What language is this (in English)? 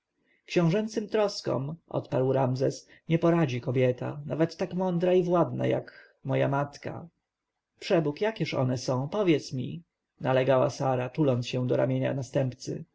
Polish